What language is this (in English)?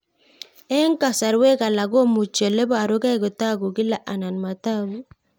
Kalenjin